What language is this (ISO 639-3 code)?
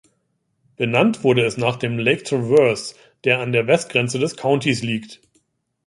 deu